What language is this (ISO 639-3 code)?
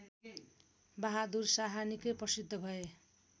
nep